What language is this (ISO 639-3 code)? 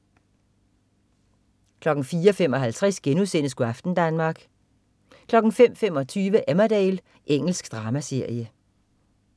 dan